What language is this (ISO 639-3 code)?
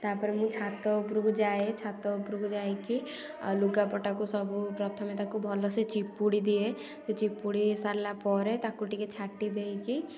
ori